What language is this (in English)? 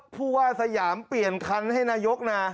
Thai